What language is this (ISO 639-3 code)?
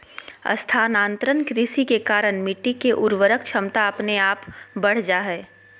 mag